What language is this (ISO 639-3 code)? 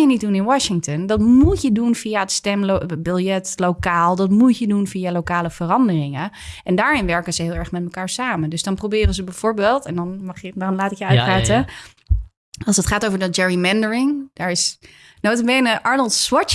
nld